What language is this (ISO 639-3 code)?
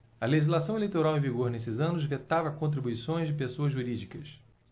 por